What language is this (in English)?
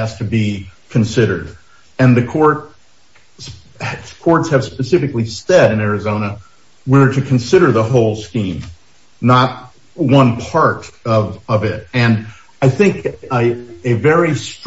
English